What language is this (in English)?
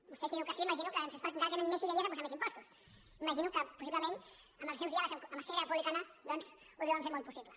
Catalan